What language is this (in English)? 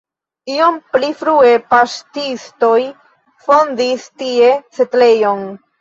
Esperanto